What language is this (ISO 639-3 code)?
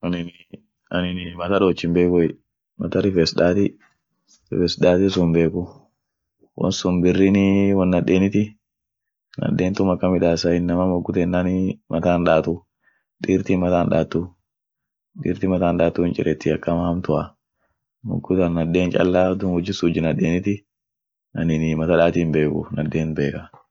orc